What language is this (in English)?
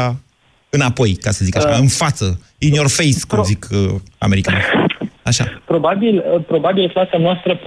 Romanian